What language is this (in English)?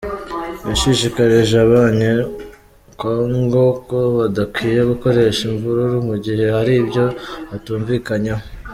Kinyarwanda